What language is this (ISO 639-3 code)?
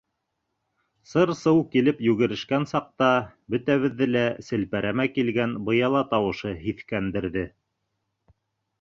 bak